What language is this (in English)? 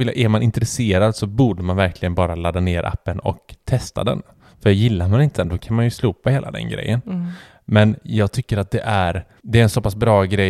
Swedish